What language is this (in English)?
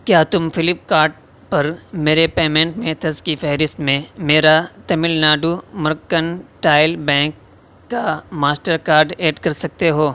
Urdu